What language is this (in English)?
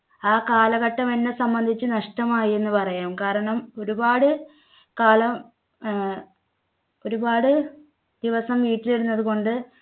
Malayalam